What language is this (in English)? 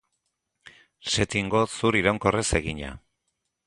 Basque